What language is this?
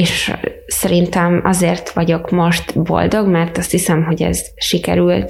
Hungarian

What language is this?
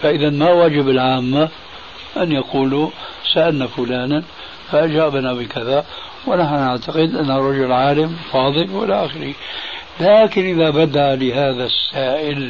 Arabic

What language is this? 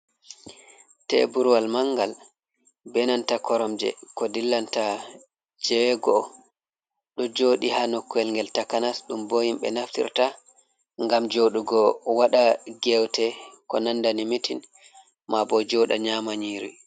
Fula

